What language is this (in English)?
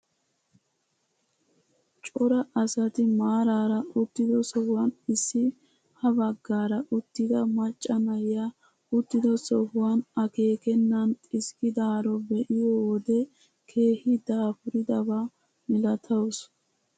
Wolaytta